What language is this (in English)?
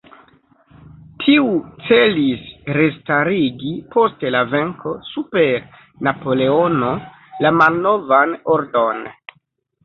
Esperanto